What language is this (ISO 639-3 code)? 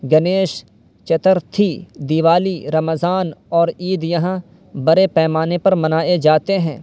urd